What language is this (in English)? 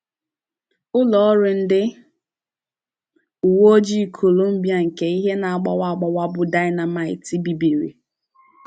Igbo